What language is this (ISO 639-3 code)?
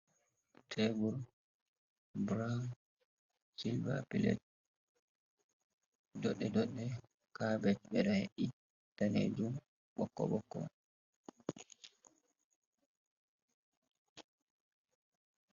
ful